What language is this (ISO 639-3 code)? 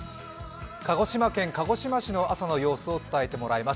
jpn